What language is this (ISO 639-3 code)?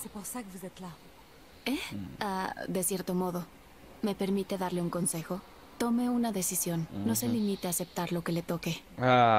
fra